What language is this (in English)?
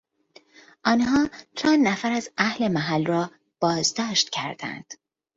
Persian